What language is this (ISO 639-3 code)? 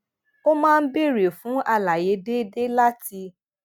yor